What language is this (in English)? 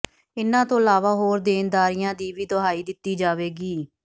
Punjabi